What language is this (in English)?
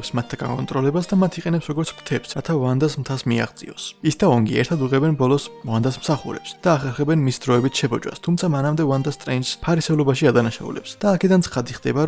Georgian